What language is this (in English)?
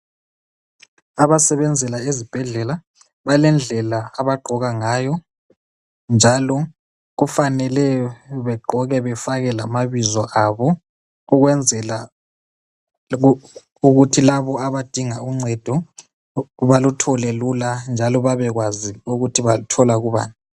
North Ndebele